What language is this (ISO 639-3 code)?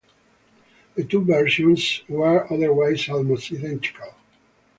eng